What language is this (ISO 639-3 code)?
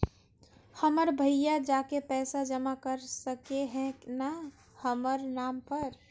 mag